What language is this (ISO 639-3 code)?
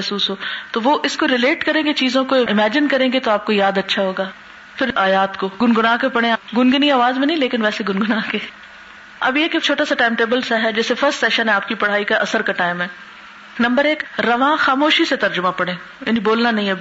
urd